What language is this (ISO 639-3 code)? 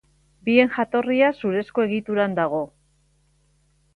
eus